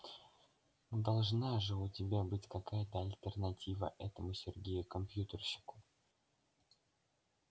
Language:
Russian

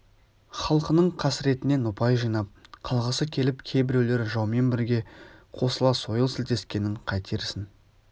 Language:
Kazakh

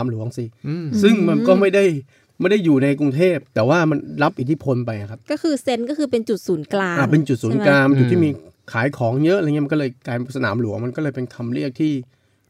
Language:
Thai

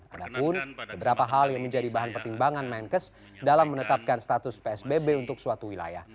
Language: Indonesian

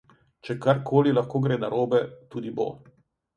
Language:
Slovenian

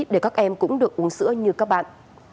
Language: Vietnamese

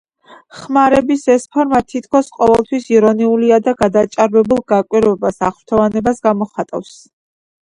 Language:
Georgian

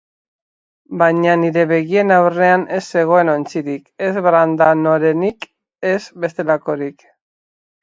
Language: Basque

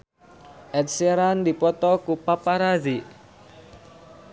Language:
Sundanese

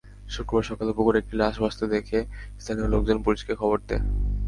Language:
Bangla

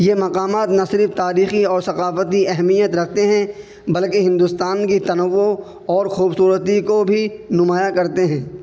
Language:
Urdu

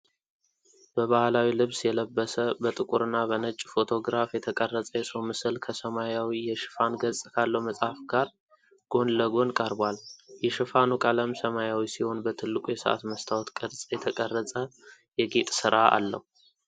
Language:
Amharic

